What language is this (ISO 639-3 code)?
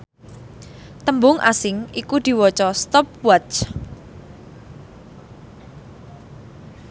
jav